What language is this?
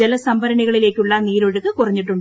Malayalam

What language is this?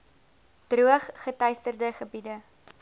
Afrikaans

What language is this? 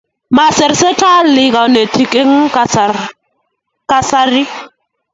Kalenjin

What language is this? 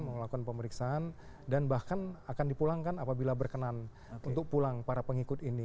Indonesian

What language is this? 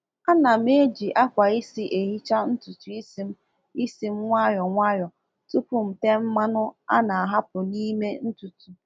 Igbo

